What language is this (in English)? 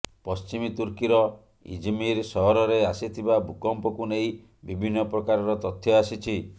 Odia